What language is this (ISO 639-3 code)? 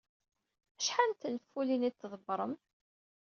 kab